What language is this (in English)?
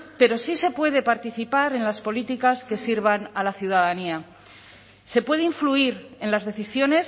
Spanish